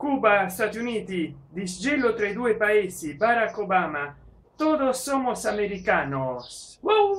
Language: Italian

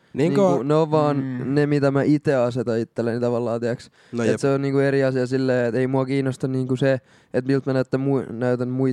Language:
Finnish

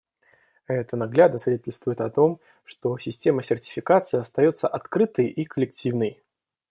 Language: Russian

